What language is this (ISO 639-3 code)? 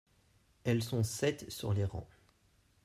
fra